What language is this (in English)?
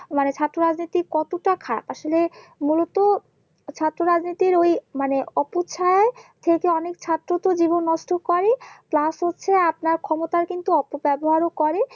Bangla